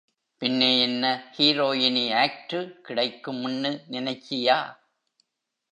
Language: Tamil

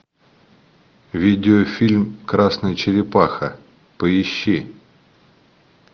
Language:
Russian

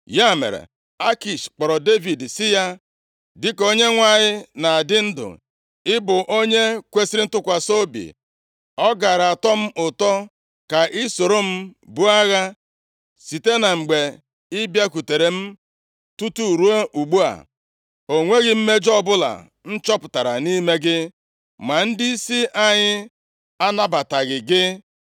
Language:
Igbo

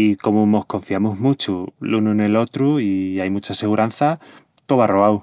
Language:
Extremaduran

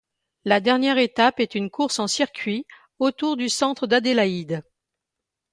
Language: French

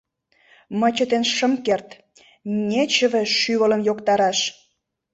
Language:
Mari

